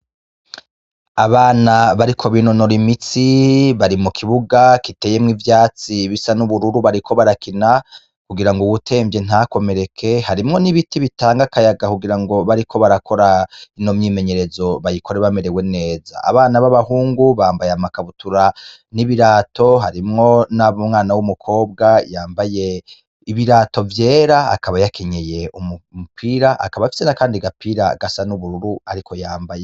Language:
Rundi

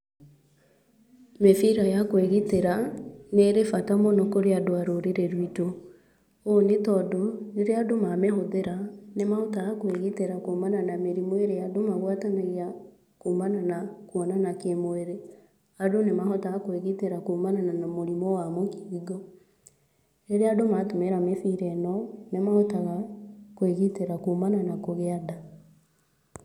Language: Kikuyu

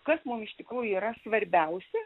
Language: Lithuanian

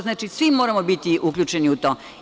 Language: Serbian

